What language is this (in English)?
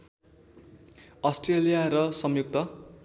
Nepali